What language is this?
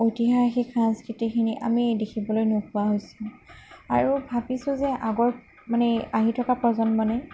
Assamese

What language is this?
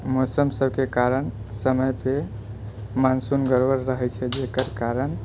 Maithili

